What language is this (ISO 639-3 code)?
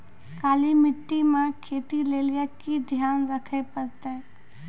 mai